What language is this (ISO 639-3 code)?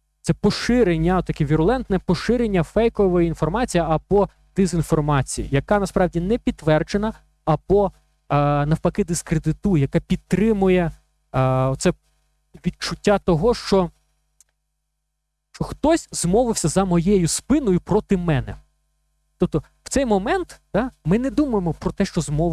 ukr